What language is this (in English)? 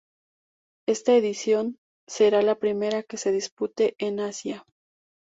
Spanish